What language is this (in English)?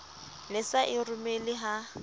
Southern Sotho